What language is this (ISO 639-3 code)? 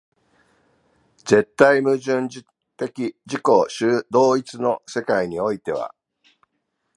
jpn